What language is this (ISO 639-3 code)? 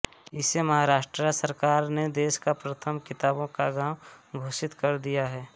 hin